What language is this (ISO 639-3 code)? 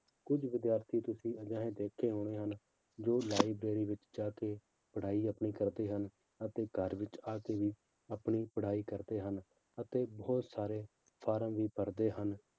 pan